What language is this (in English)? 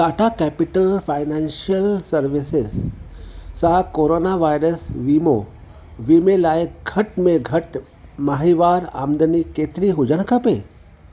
Sindhi